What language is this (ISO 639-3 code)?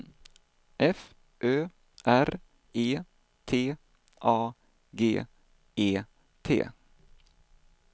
swe